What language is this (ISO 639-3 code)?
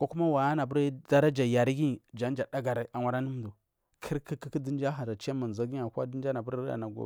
mfm